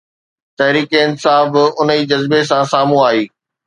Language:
Sindhi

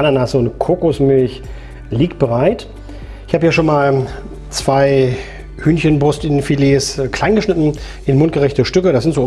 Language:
German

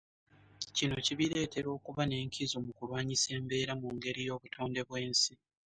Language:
Ganda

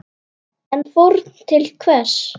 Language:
Icelandic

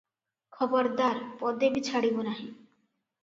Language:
Odia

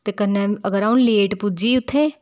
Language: Dogri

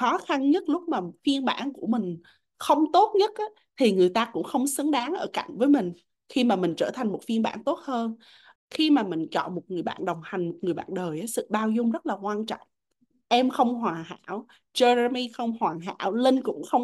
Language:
Vietnamese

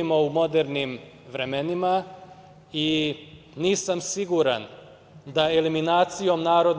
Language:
Serbian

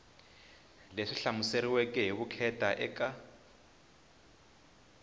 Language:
Tsonga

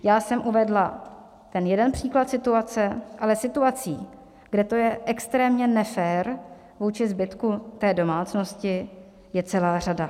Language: Czech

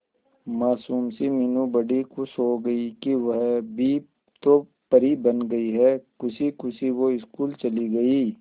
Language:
Hindi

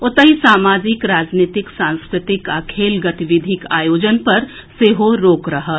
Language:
Maithili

